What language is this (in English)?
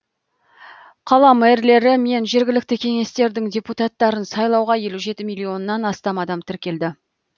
Kazakh